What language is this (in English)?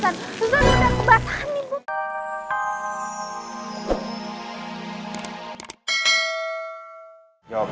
Indonesian